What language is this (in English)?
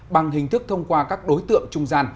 Vietnamese